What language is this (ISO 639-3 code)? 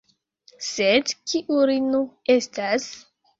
epo